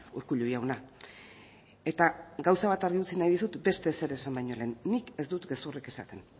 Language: Basque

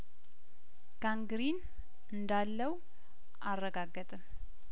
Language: Amharic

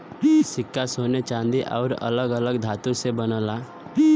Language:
Bhojpuri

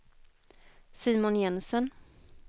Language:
Swedish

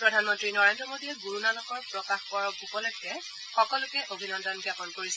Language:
Assamese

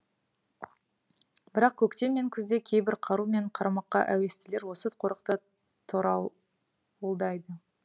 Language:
Kazakh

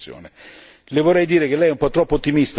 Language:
Italian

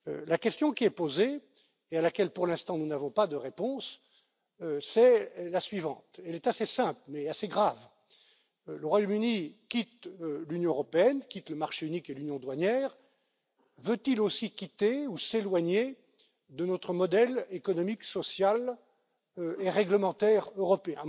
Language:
French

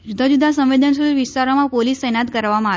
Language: Gujarati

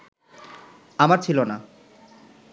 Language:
Bangla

